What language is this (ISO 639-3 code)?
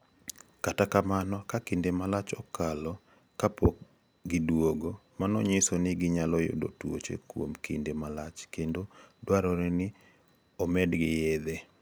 luo